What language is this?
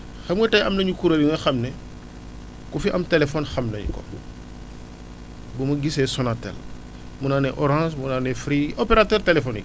Wolof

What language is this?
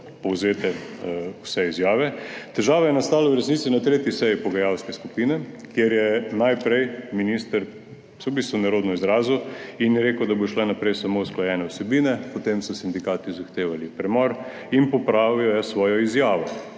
Slovenian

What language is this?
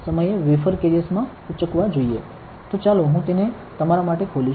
Gujarati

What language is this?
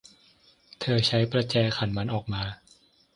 Thai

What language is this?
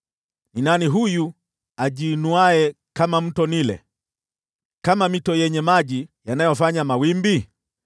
Swahili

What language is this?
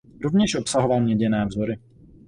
Czech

